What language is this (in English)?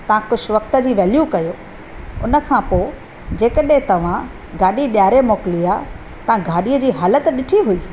Sindhi